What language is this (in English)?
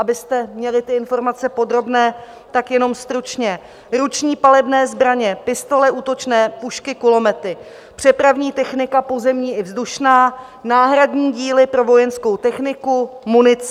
Czech